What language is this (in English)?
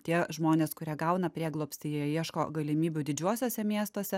Lithuanian